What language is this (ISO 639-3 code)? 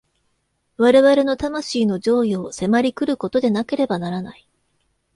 jpn